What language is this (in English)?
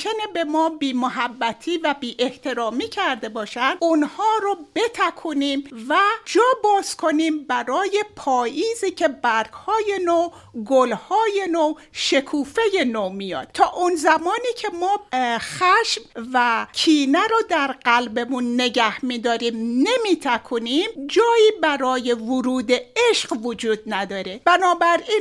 Persian